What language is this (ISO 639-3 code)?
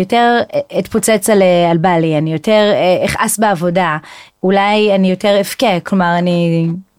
heb